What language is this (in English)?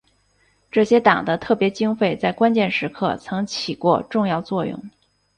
Chinese